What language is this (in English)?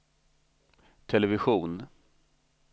Swedish